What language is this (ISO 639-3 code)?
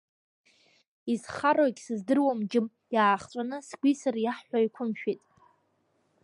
abk